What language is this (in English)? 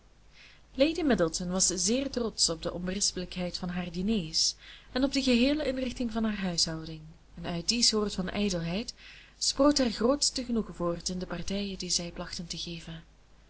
Dutch